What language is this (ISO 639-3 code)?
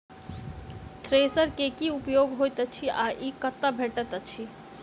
mai